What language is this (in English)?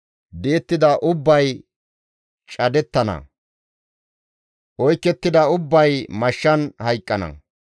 Gamo